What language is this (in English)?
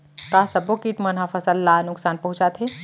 Chhattisgarhi